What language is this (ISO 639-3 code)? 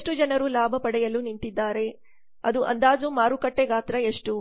kan